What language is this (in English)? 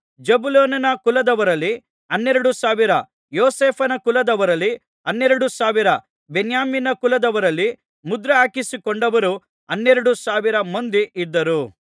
Kannada